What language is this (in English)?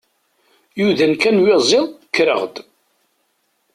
Kabyle